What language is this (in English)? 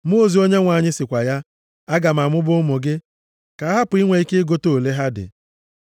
Igbo